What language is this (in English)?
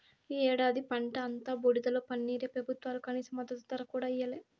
Telugu